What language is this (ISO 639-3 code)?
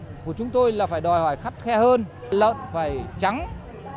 vie